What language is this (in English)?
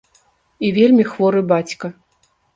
Belarusian